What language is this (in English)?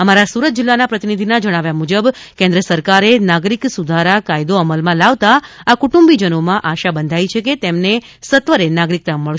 Gujarati